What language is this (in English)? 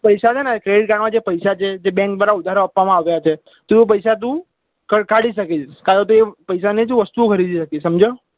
Gujarati